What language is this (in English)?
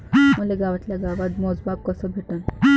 Marathi